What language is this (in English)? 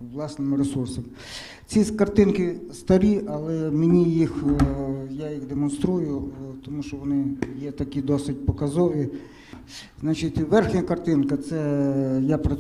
Ukrainian